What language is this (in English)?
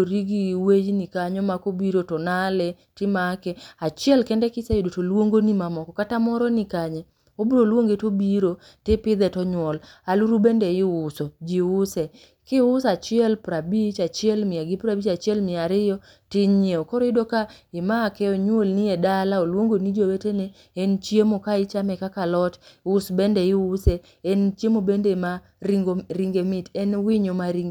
Luo (Kenya and Tanzania)